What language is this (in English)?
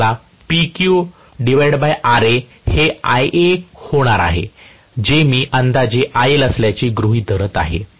Marathi